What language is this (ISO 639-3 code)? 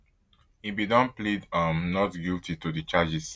pcm